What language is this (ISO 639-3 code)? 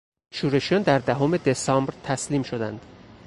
fas